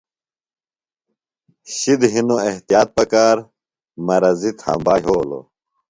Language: Phalura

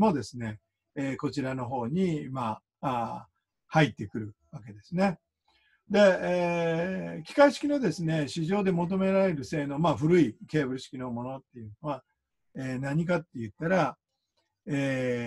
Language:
Japanese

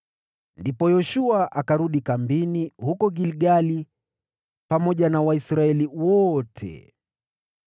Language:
Swahili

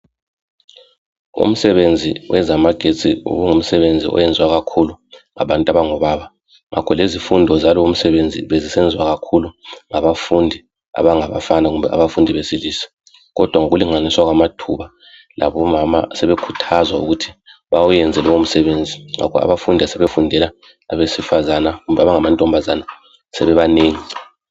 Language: North Ndebele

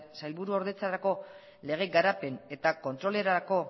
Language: Basque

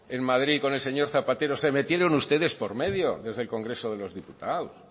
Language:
Spanish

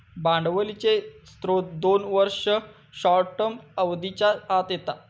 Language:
Marathi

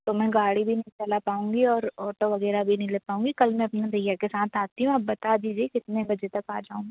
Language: Hindi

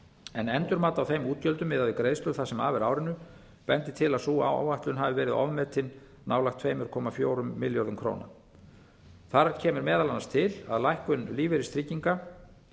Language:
Icelandic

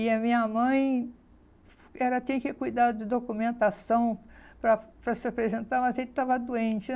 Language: Portuguese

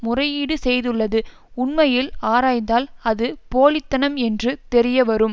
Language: Tamil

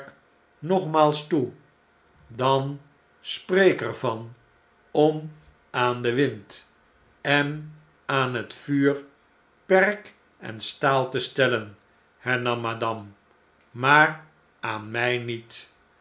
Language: Dutch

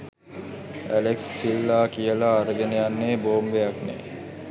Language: Sinhala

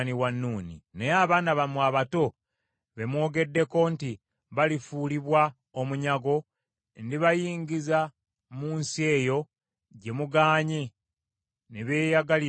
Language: Ganda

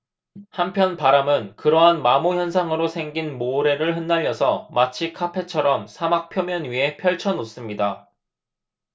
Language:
Korean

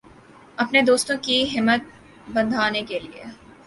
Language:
Urdu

